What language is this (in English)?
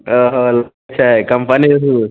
Maithili